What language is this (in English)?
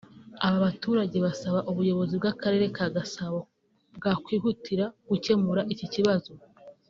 Kinyarwanda